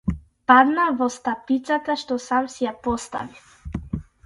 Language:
Macedonian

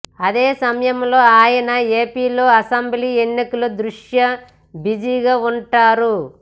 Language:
Telugu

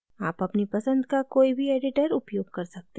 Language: Hindi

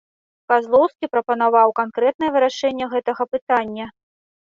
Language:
Belarusian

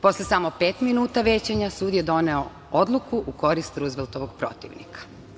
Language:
Serbian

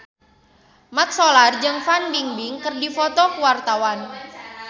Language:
Sundanese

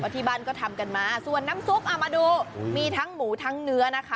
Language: Thai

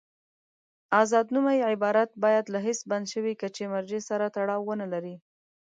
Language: Pashto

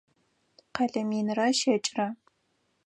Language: Adyghe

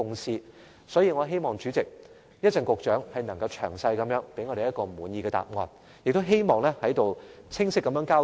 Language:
Cantonese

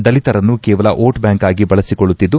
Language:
Kannada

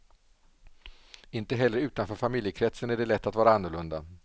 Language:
Swedish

